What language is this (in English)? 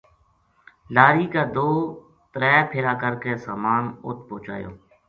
Gujari